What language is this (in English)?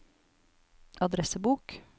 Norwegian